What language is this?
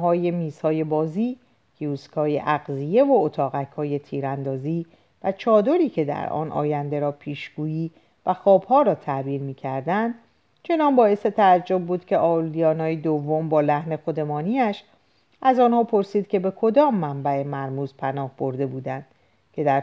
Persian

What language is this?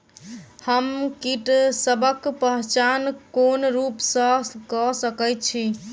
Maithili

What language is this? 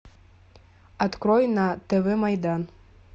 Russian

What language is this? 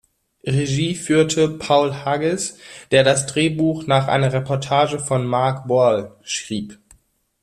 German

